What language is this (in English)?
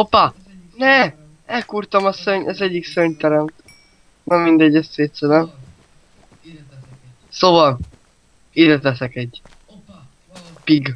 Hungarian